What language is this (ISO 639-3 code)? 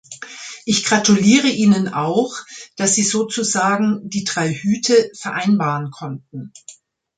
deu